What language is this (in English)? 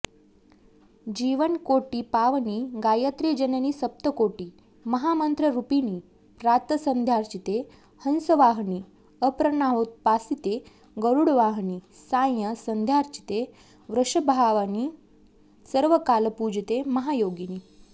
Sanskrit